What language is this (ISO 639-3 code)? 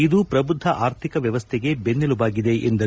kan